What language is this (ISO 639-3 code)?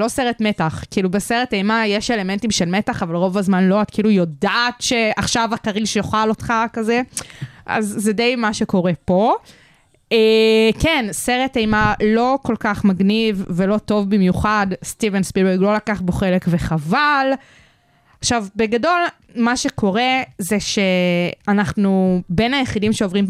heb